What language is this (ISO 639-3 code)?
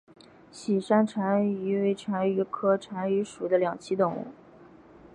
zho